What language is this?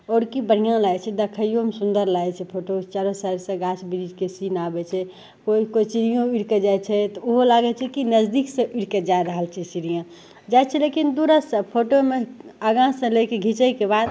Maithili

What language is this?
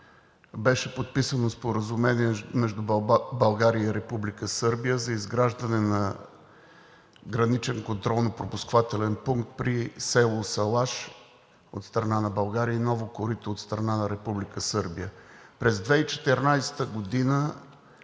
Bulgarian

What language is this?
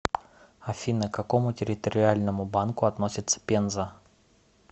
Russian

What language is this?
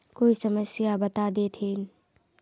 Magahi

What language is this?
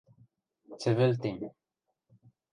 Western Mari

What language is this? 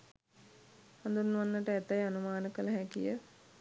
Sinhala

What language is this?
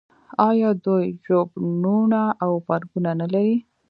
Pashto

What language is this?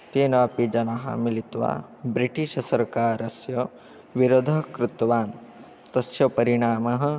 Sanskrit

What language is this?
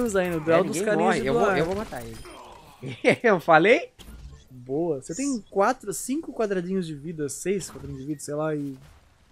Portuguese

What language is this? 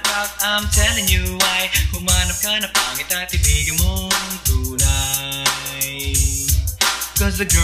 Filipino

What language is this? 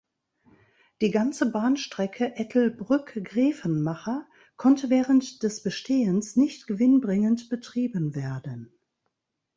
German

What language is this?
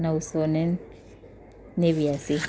Gujarati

